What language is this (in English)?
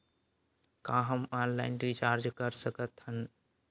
Chhattisgarhi